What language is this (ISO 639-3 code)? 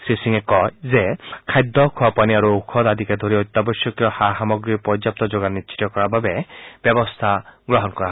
asm